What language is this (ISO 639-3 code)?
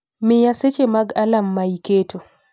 luo